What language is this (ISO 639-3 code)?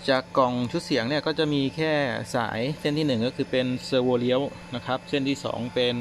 tha